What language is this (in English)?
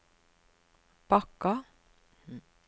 Norwegian